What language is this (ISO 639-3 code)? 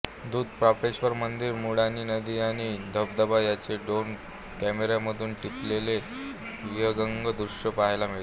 mar